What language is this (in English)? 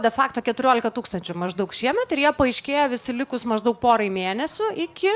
Lithuanian